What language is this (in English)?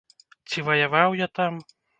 Belarusian